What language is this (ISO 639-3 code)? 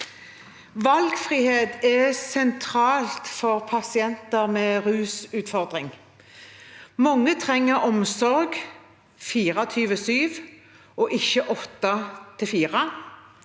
nor